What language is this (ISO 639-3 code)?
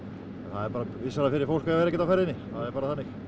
isl